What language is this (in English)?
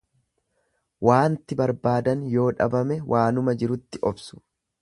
Oromo